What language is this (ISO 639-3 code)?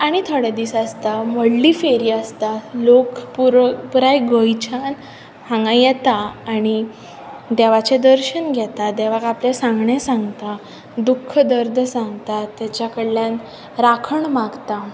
kok